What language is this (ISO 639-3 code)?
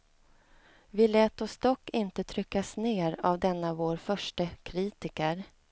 swe